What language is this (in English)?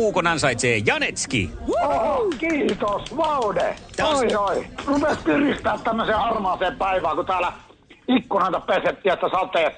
Finnish